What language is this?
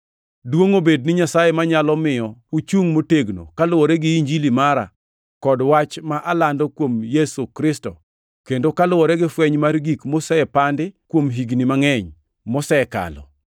Luo (Kenya and Tanzania)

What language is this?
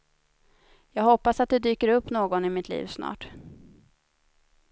Swedish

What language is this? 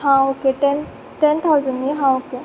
Konkani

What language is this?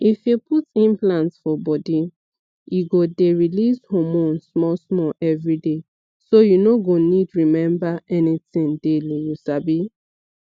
Nigerian Pidgin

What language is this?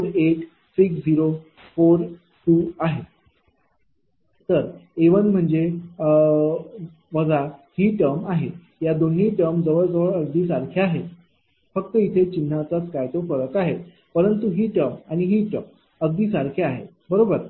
Marathi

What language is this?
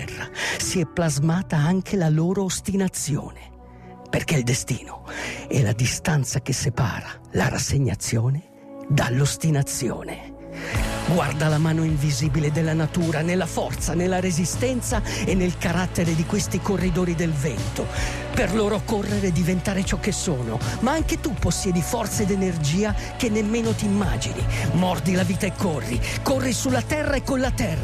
Italian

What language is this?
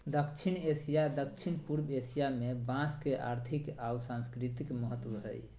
Magahi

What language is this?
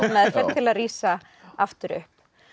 Icelandic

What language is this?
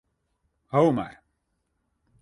Western Frisian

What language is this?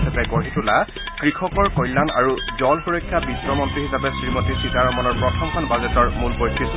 Assamese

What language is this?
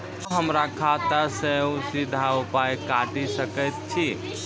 Maithili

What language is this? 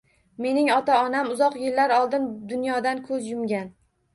Uzbek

